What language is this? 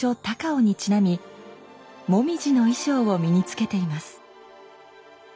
Japanese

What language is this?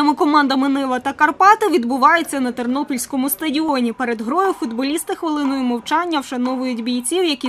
Ukrainian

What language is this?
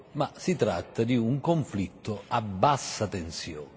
Italian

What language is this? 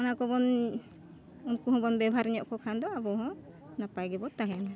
Santali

